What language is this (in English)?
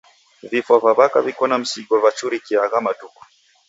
Taita